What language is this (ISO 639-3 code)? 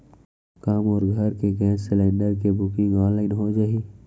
hne